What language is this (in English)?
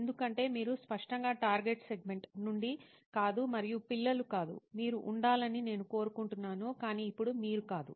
Telugu